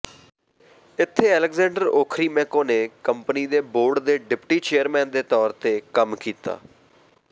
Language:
Punjabi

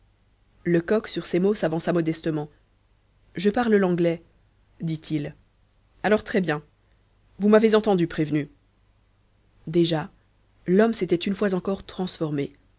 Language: French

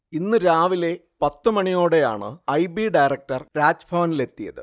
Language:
Malayalam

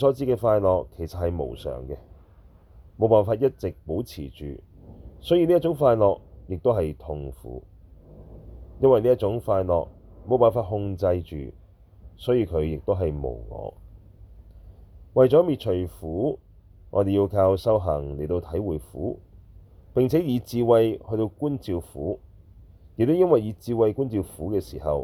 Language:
Chinese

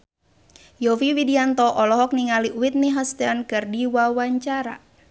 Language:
Sundanese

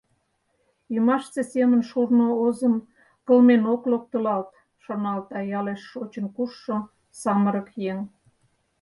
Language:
Mari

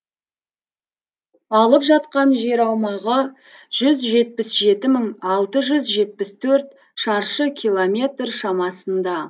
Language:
Kazakh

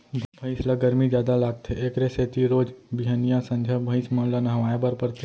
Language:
Chhattisgarhi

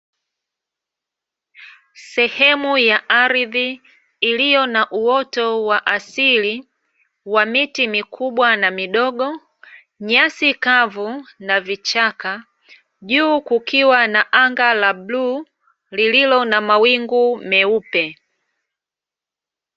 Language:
Swahili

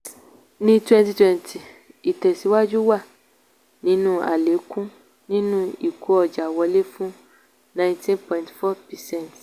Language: Yoruba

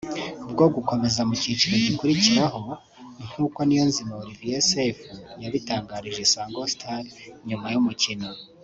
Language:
Kinyarwanda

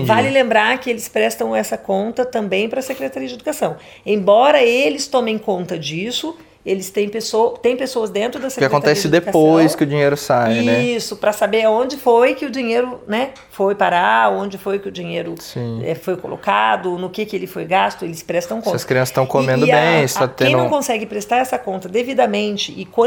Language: Portuguese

